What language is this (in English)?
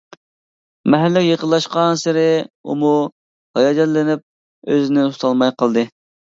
Uyghur